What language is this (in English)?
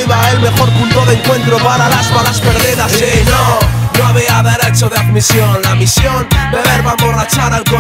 Spanish